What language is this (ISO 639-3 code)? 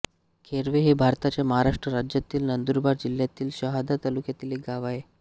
mar